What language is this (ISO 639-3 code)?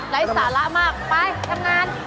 tha